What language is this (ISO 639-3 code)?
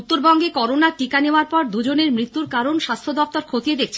ben